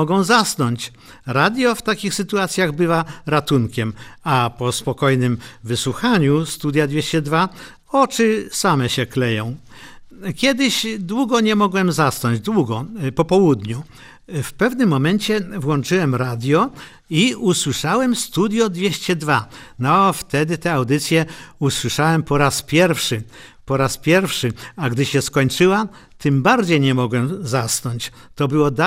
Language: Polish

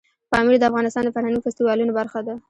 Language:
Pashto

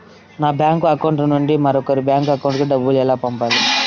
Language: Telugu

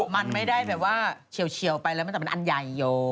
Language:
Thai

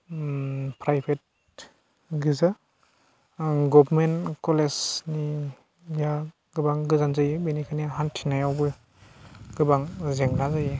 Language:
Bodo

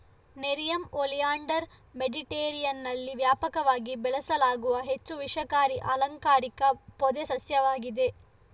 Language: Kannada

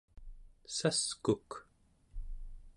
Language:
Central Yupik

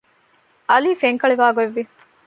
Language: Divehi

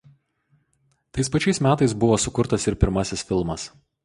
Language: Lithuanian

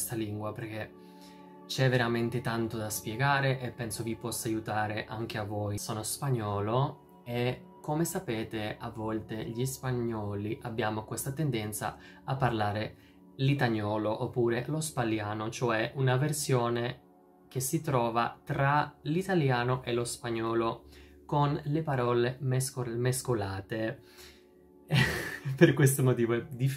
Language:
Italian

